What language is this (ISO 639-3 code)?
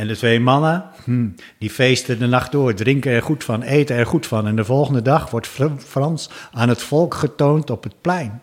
nld